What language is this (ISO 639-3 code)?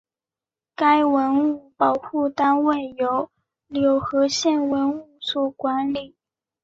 zho